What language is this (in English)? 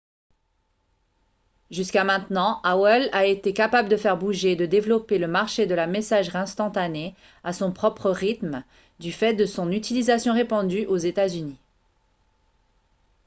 French